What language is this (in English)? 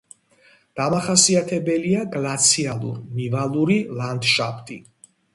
Georgian